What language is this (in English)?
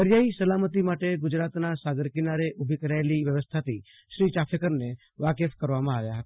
Gujarati